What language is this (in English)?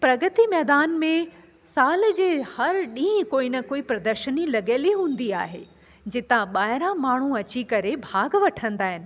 Sindhi